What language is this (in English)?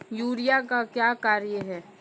Maithili